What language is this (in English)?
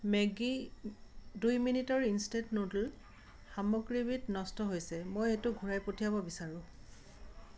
Assamese